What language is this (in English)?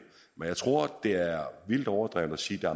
Danish